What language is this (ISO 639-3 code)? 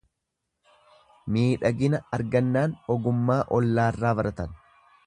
orm